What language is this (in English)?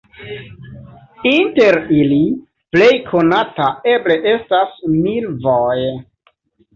Esperanto